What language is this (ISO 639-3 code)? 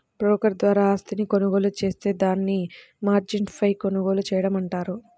tel